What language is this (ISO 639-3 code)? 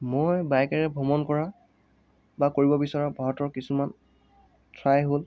asm